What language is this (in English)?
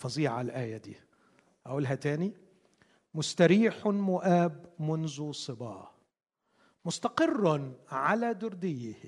Arabic